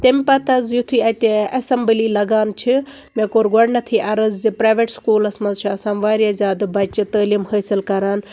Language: Kashmiri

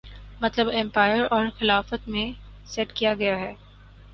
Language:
Urdu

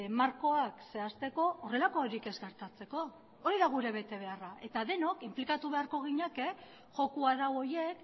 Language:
Basque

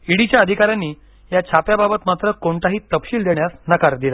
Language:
Marathi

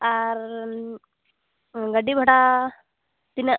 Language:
Santali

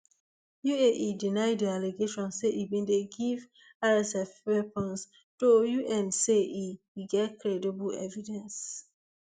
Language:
Nigerian Pidgin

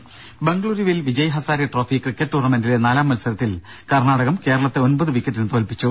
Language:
Malayalam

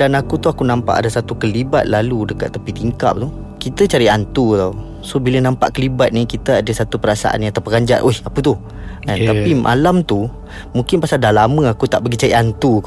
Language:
Malay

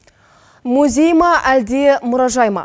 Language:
Kazakh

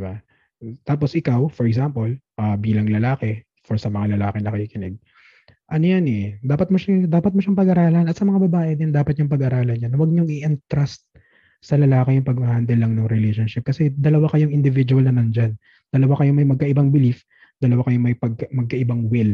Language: Filipino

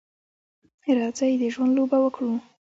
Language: Pashto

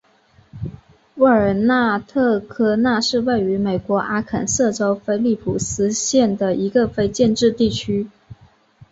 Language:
Chinese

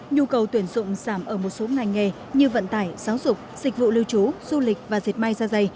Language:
Vietnamese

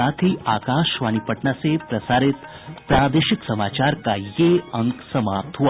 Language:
Hindi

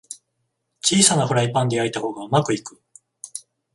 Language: Japanese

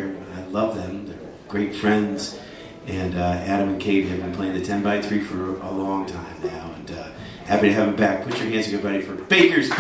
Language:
English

